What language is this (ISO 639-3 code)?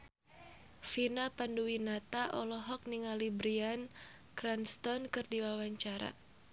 sun